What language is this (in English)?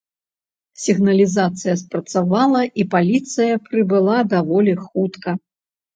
Belarusian